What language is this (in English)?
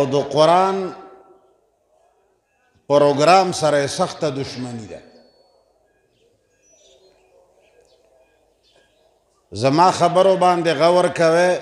Arabic